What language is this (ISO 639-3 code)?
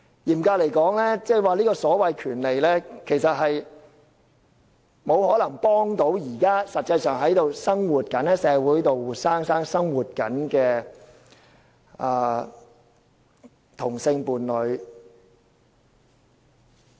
yue